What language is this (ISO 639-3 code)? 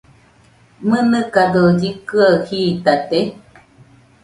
hux